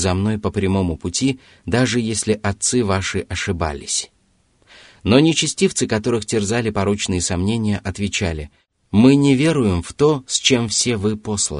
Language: Russian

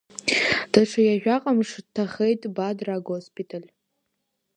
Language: Abkhazian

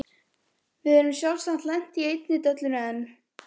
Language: Icelandic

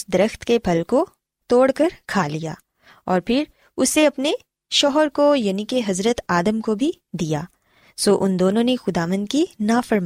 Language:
Urdu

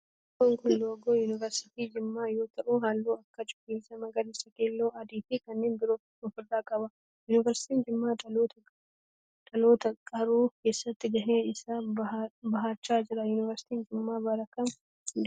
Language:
Oromo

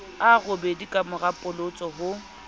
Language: Southern Sotho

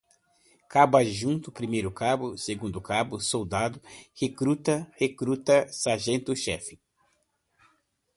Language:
Portuguese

